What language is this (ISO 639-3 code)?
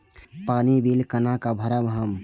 mai